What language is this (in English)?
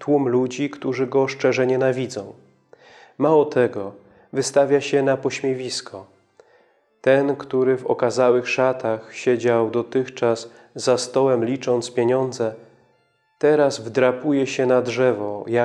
Polish